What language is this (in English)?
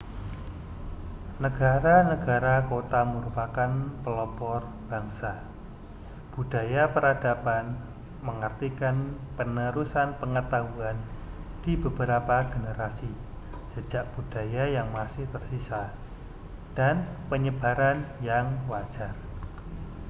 Indonesian